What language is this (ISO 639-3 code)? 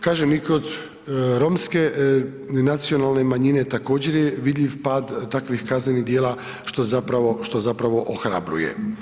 hrv